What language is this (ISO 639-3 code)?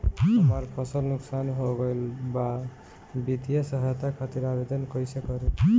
bho